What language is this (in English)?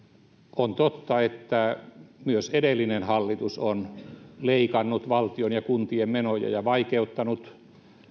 Finnish